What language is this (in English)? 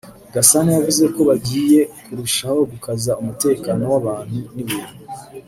Kinyarwanda